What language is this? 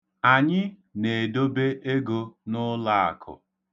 Igbo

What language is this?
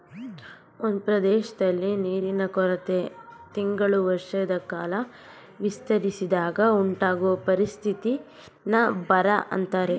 Kannada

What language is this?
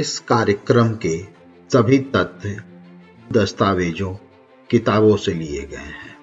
Hindi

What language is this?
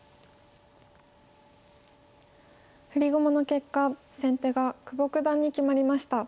Japanese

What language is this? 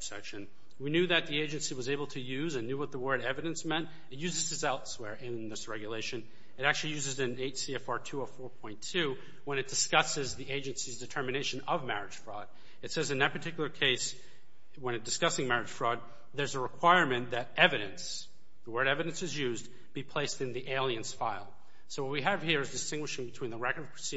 English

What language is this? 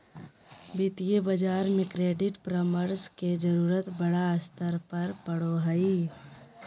Magahi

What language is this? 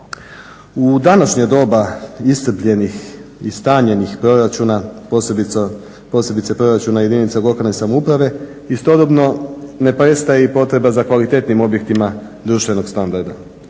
Croatian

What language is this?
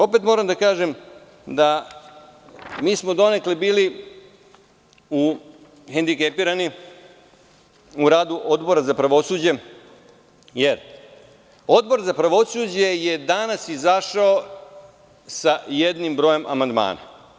Serbian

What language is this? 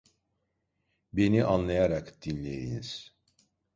Turkish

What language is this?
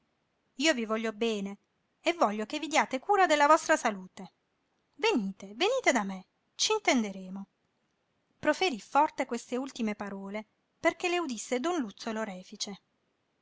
Italian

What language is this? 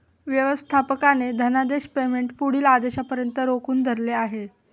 Marathi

